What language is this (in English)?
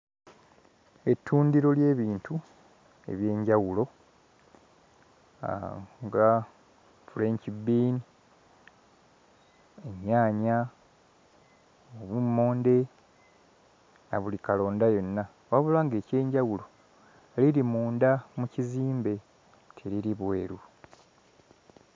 Ganda